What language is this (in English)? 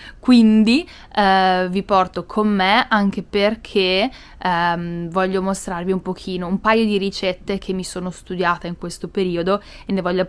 Italian